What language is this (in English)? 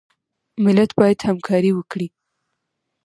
Pashto